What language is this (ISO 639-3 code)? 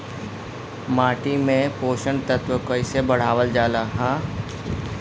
bho